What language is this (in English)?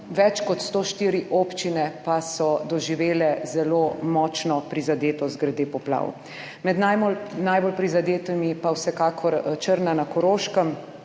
Slovenian